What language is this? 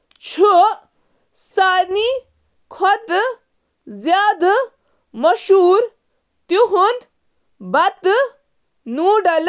Kashmiri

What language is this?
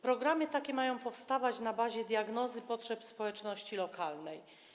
Polish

